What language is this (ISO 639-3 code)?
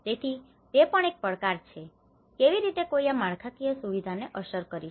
guj